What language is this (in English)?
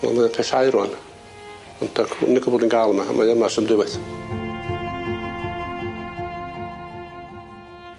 Welsh